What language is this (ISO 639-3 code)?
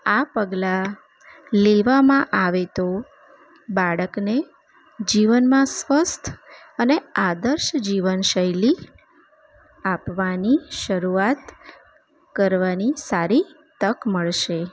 guj